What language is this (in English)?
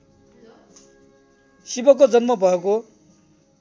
Nepali